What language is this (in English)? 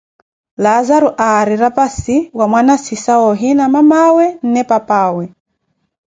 Koti